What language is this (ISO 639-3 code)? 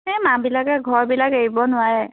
asm